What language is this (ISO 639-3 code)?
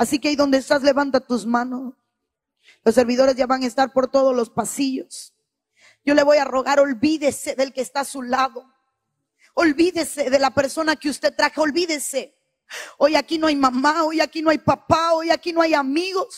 spa